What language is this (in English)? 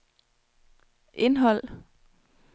Danish